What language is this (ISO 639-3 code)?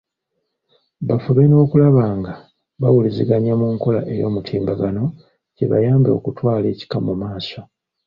lug